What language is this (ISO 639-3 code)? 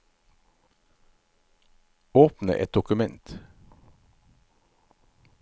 nor